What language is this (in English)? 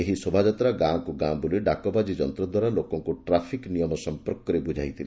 Odia